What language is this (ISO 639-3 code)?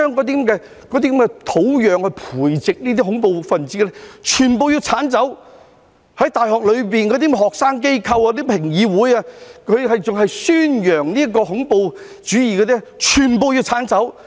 yue